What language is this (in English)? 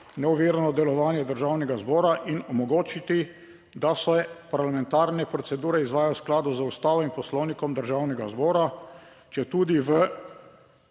Slovenian